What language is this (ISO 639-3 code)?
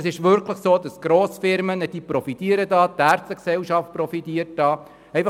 gsw